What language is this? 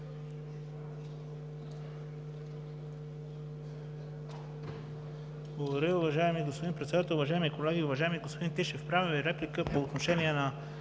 Bulgarian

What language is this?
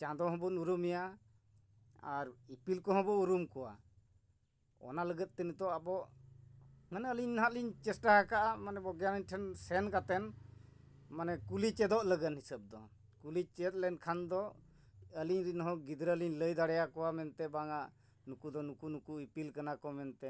Santali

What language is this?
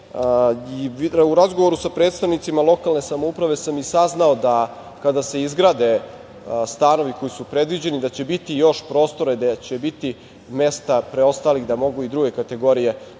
Serbian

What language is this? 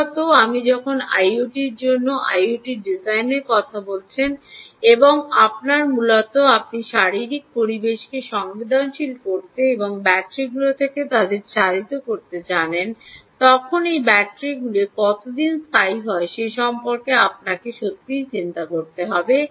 Bangla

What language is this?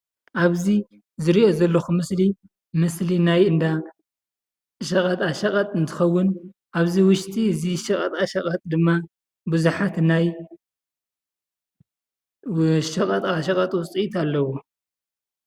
Tigrinya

